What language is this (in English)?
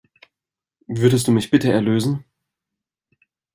German